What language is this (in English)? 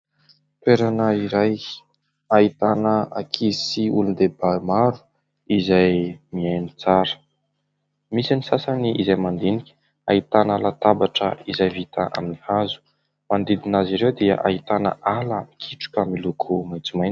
Malagasy